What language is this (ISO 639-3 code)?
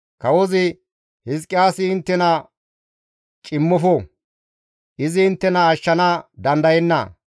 gmv